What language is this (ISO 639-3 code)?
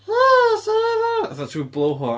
cym